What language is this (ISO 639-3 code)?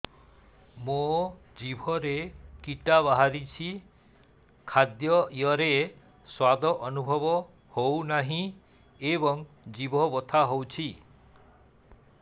ori